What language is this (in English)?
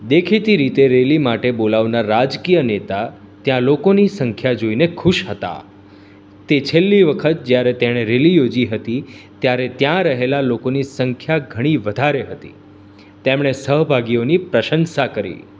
Gujarati